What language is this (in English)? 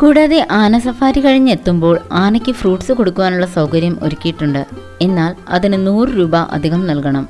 Malayalam